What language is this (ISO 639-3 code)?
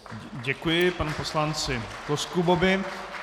ces